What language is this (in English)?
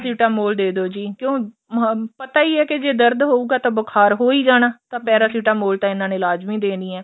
Punjabi